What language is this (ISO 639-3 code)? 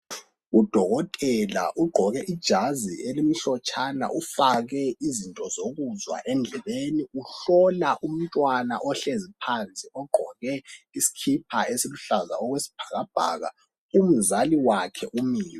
nde